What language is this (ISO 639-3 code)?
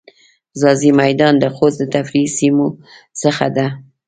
pus